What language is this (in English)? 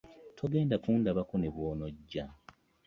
Ganda